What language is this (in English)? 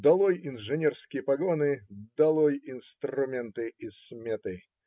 Russian